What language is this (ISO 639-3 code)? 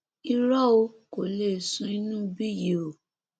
yor